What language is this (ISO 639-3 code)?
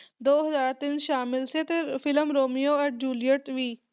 pan